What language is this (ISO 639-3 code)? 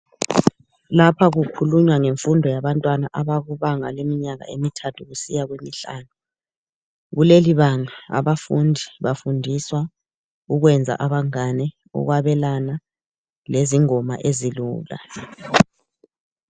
nde